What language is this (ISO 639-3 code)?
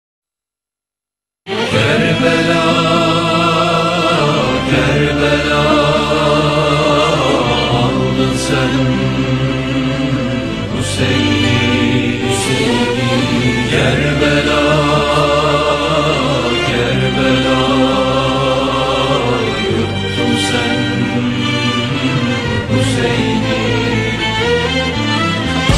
ara